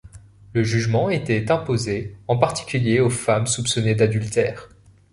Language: French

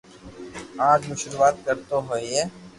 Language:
Loarki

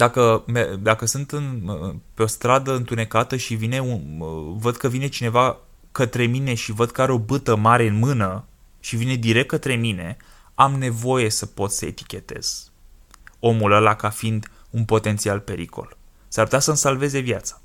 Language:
Romanian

